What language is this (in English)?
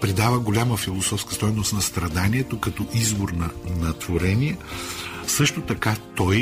Bulgarian